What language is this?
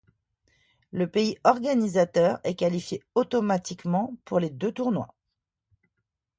French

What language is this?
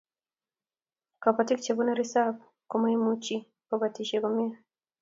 Kalenjin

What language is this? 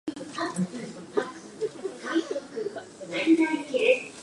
Japanese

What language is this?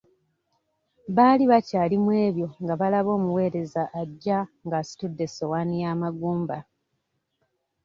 Ganda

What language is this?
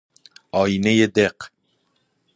Persian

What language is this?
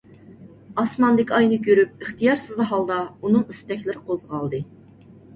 Uyghur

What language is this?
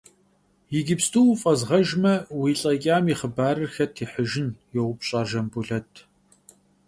Kabardian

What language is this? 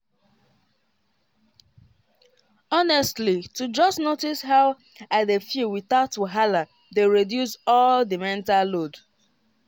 Nigerian Pidgin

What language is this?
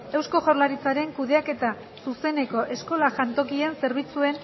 Basque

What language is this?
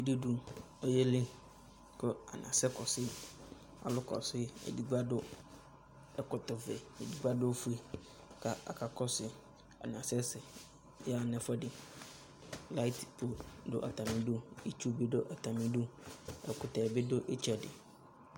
Ikposo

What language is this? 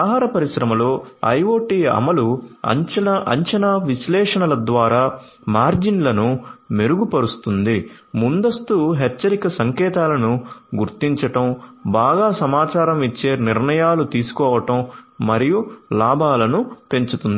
Telugu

